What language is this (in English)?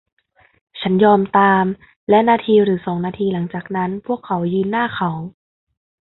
Thai